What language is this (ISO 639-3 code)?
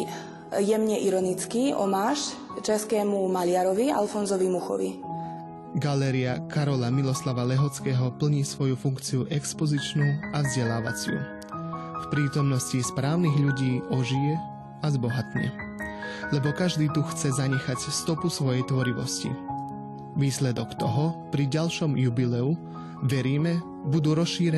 slk